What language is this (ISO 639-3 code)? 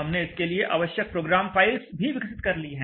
hin